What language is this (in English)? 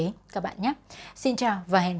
Vietnamese